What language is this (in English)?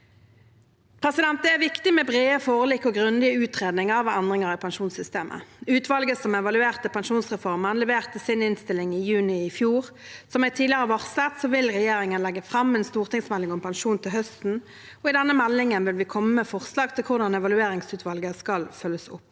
Norwegian